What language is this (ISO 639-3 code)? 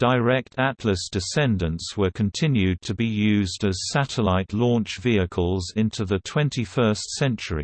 eng